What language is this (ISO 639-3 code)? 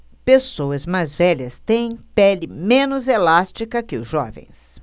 por